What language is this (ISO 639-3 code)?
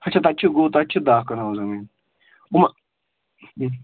kas